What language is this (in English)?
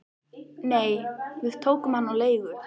Icelandic